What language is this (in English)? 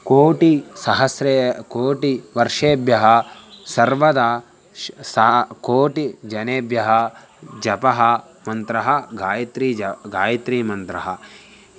Sanskrit